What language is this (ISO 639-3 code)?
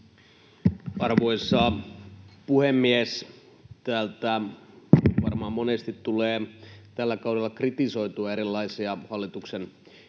fin